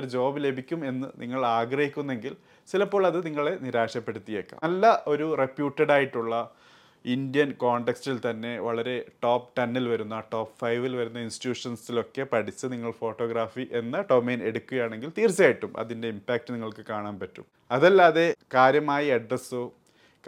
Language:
Malayalam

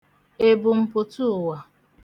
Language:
Igbo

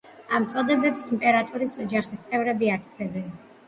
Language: Georgian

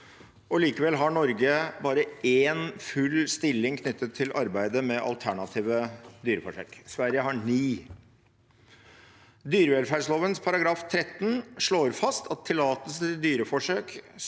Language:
Norwegian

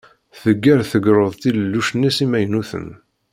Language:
Kabyle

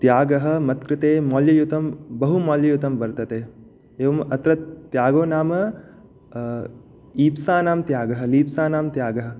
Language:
Sanskrit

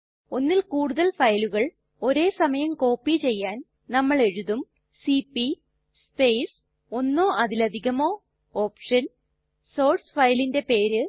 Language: Malayalam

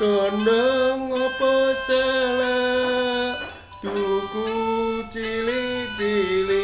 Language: Indonesian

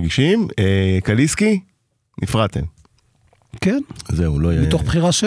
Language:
Hebrew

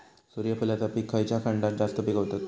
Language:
Marathi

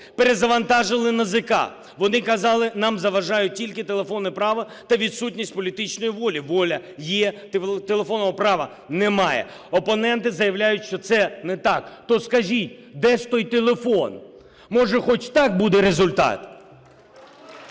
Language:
Ukrainian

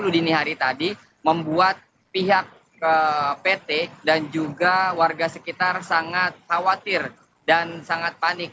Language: Indonesian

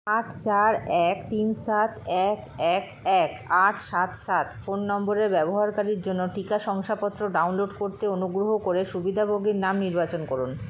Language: Bangla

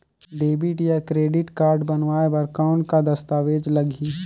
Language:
Chhattisgarhi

